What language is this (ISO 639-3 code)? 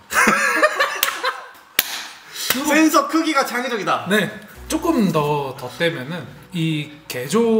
kor